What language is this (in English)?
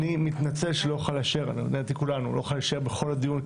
Hebrew